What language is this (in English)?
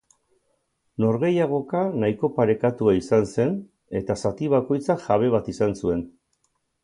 Basque